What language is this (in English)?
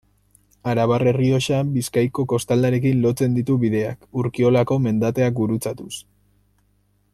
Basque